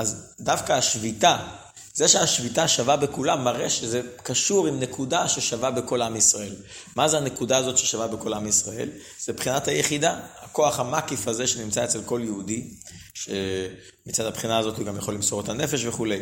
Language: Hebrew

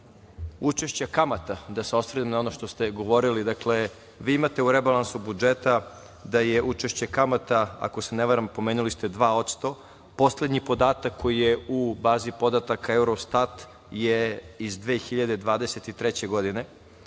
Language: Serbian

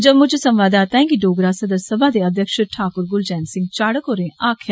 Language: Dogri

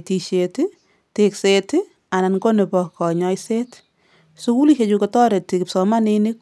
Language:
Kalenjin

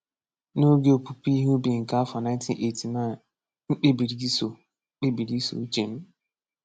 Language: Igbo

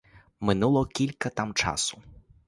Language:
Ukrainian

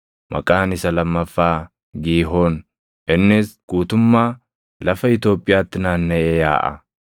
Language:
Oromo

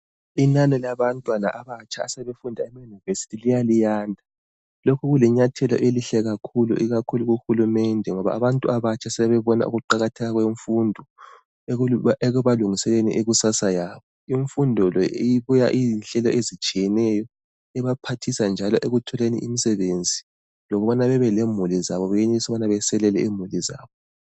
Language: North Ndebele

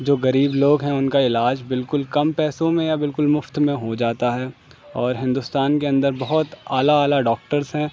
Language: Urdu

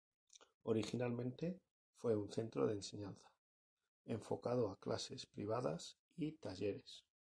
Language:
Spanish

